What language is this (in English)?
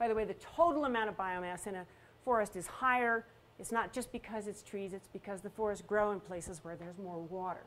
English